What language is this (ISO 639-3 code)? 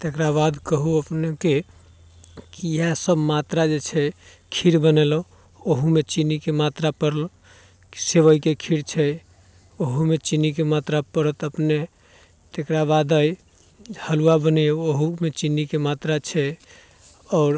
mai